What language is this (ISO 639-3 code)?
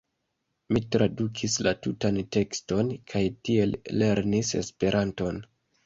epo